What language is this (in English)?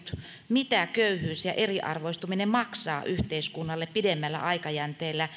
Finnish